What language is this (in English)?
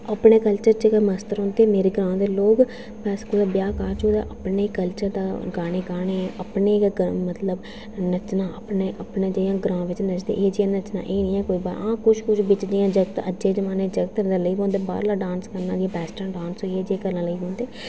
Dogri